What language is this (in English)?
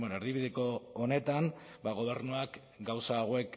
Basque